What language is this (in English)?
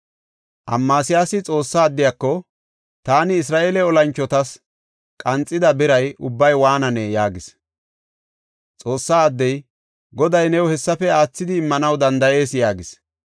Gofa